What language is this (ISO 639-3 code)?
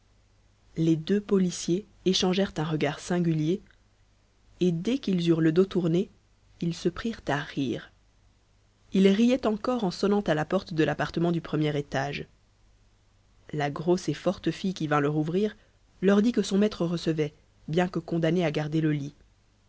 fra